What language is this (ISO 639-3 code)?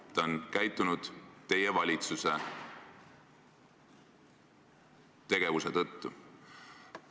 est